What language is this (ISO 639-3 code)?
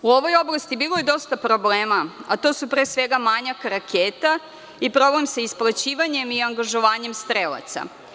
srp